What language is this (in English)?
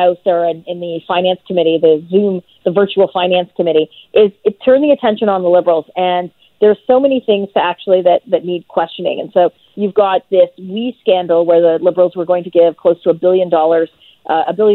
English